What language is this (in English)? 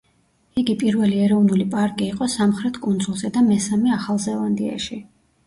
Georgian